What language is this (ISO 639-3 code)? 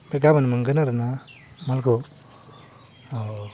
brx